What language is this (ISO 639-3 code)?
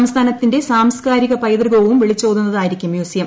mal